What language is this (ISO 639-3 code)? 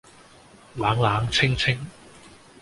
yue